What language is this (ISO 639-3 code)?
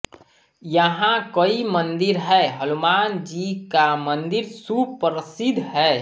hin